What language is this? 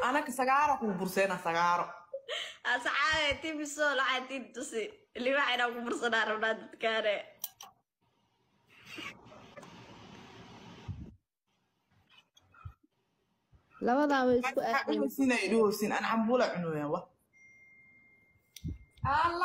Arabic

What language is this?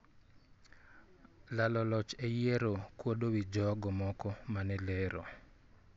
Luo (Kenya and Tanzania)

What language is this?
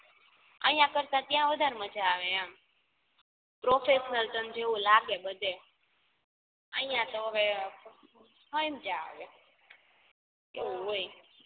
Gujarati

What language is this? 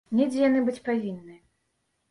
Belarusian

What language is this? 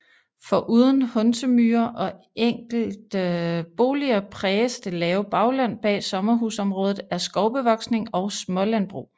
Danish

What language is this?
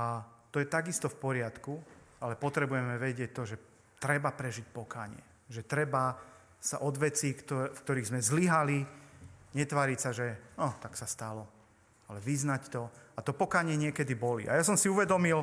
Slovak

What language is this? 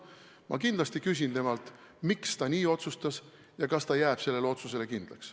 Estonian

